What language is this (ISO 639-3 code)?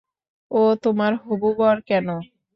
ben